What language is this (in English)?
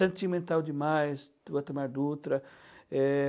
Portuguese